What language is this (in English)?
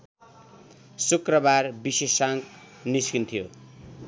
Nepali